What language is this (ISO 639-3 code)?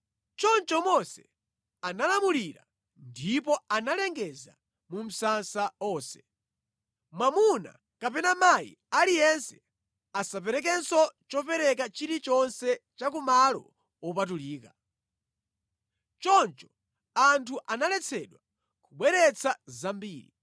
nya